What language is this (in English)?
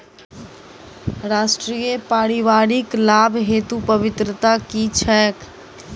Maithili